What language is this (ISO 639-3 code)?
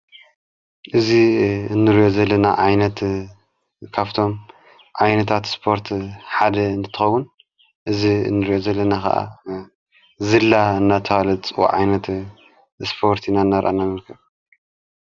tir